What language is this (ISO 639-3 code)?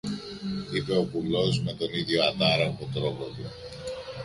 ell